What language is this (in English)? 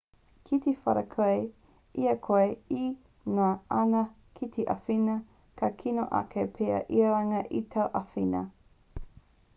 Māori